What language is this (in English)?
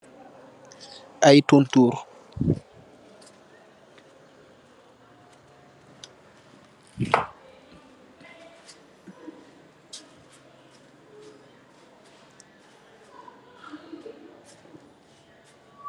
Wolof